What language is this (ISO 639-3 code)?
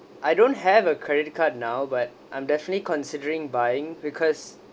eng